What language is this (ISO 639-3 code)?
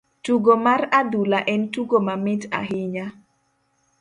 luo